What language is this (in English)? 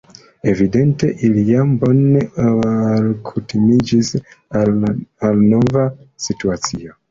Esperanto